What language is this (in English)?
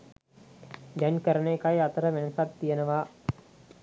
Sinhala